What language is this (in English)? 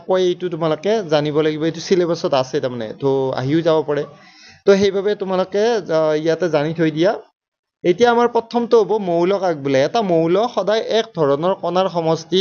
Bangla